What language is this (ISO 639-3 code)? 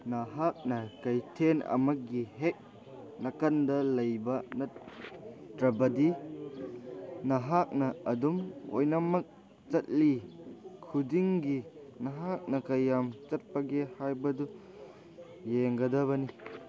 mni